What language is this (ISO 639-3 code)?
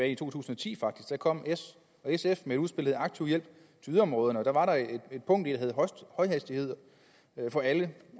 dan